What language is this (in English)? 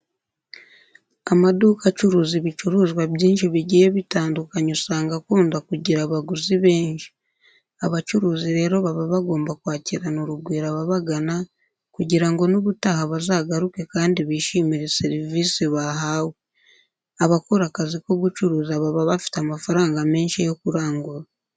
Kinyarwanda